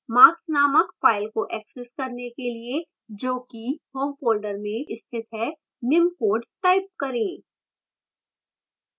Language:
Hindi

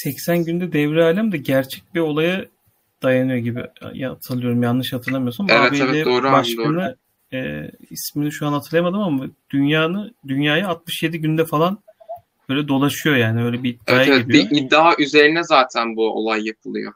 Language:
Turkish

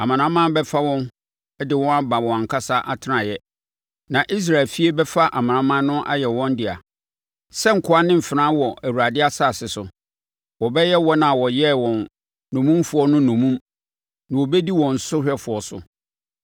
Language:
Akan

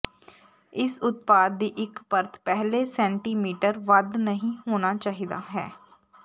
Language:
Punjabi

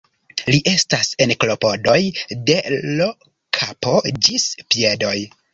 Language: Esperanto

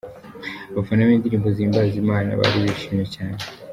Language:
Kinyarwanda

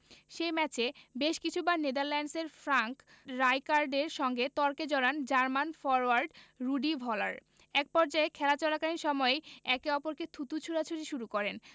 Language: Bangla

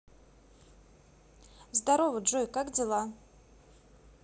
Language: Russian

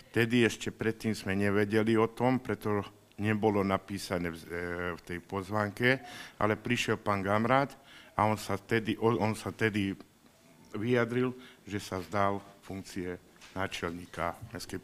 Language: Slovak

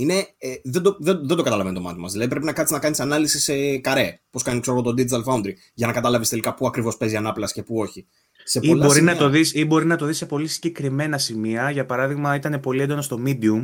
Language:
Greek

